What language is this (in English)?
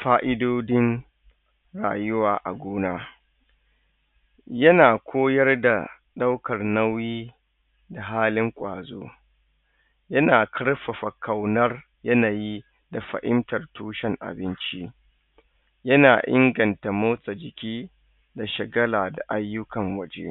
Hausa